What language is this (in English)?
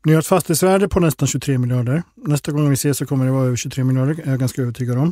Swedish